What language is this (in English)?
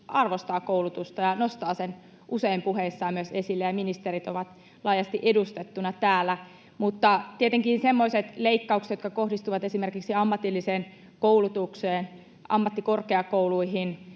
Finnish